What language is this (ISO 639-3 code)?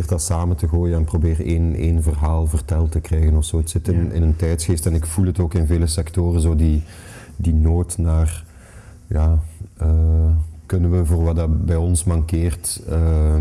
nld